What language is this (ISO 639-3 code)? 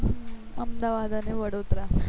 guj